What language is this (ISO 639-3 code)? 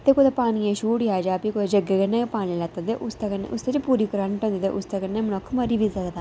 doi